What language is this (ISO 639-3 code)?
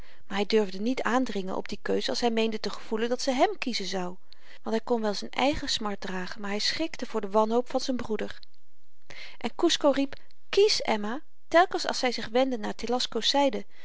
nld